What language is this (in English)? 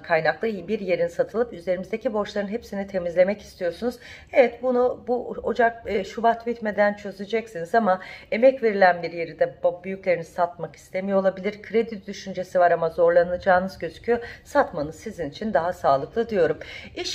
Turkish